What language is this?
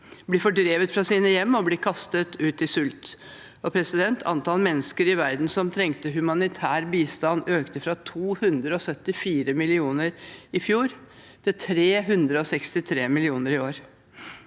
Norwegian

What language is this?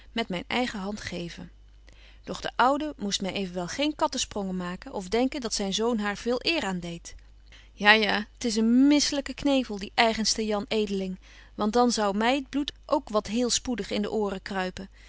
Dutch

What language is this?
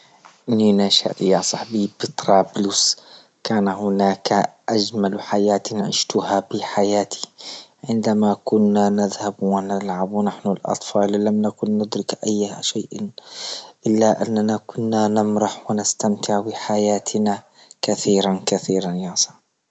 Libyan Arabic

